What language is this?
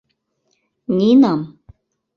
Mari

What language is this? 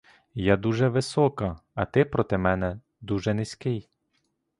Ukrainian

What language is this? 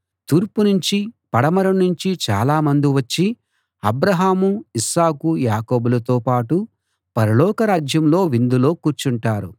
Telugu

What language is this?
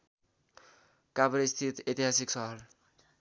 Nepali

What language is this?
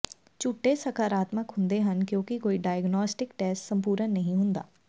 Punjabi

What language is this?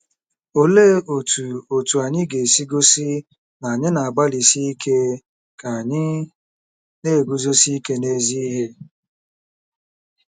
Igbo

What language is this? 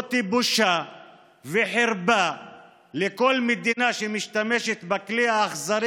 Hebrew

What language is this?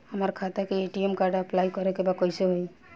Bhojpuri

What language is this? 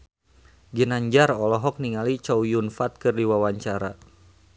Sundanese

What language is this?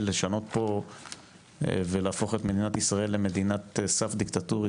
Hebrew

